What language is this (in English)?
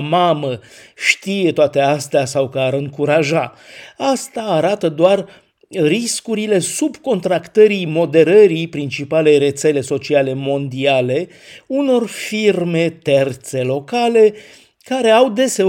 Romanian